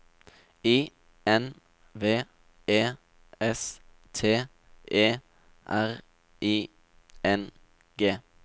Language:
Norwegian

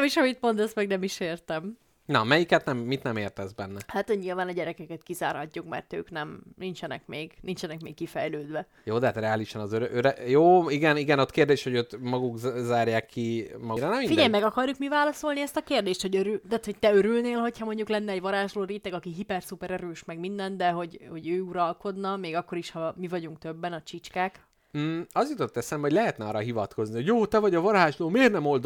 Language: Hungarian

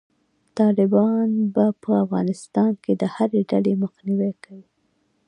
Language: Pashto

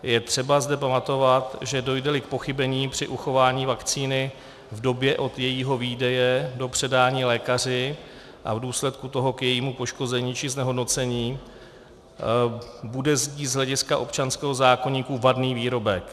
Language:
Czech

